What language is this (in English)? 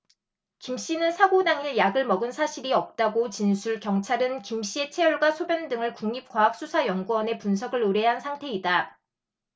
Korean